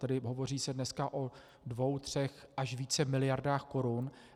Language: Czech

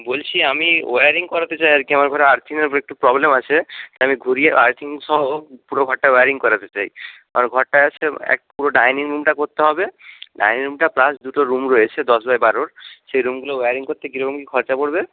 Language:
Bangla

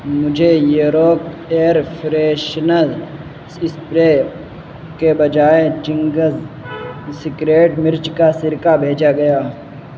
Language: Urdu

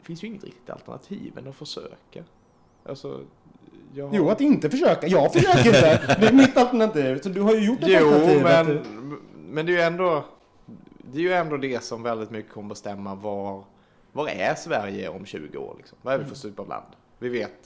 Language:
Swedish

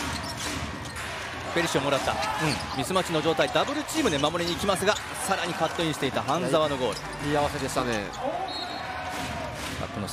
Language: Japanese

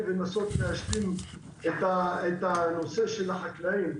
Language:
Hebrew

